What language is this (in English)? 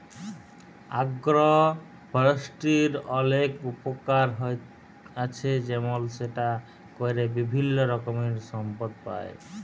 Bangla